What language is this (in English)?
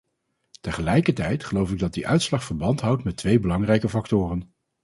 Dutch